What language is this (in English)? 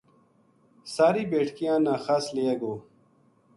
Gujari